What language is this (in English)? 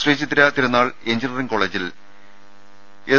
Malayalam